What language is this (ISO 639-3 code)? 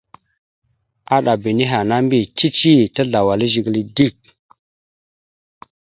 mxu